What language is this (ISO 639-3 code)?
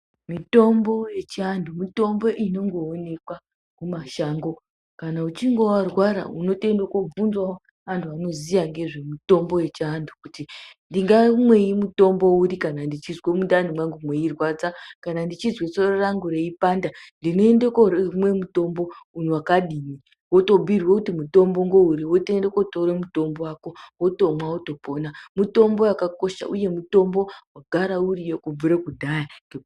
ndc